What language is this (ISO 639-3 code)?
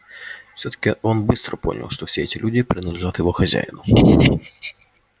rus